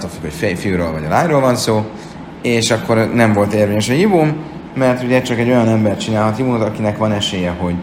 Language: Hungarian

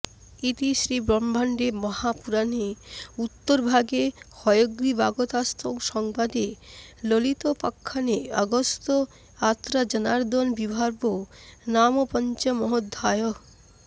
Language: Bangla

